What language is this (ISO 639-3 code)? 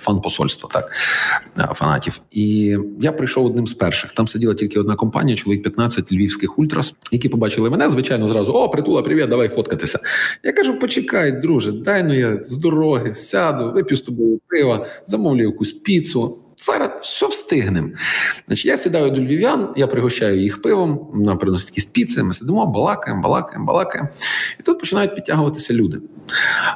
ukr